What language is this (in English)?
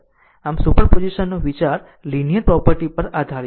Gujarati